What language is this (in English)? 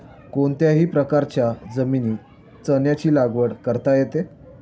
Marathi